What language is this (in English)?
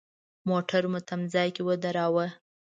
Pashto